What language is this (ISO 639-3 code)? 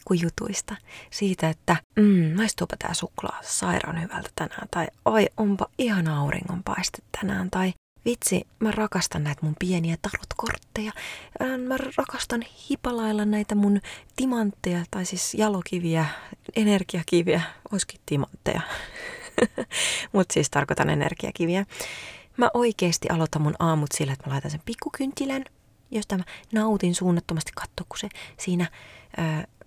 fin